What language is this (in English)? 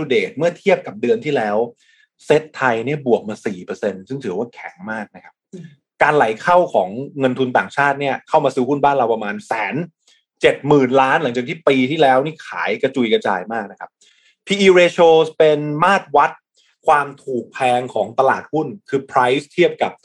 Thai